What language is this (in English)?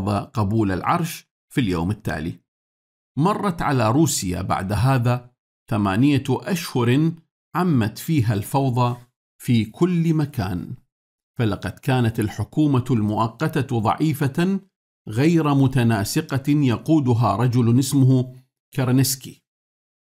Arabic